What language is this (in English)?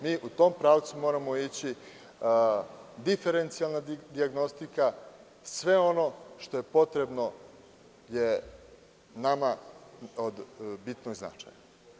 Serbian